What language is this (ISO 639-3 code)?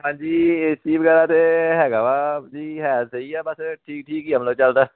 pan